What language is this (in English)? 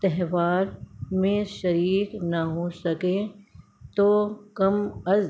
Urdu